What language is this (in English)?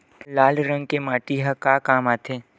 Chhattisgarhi